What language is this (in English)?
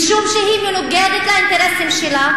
Hebrew